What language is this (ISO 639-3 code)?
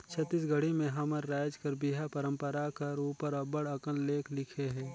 hne